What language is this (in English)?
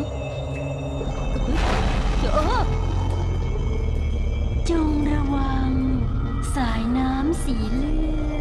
Thai